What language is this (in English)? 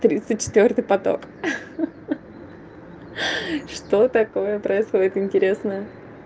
Russian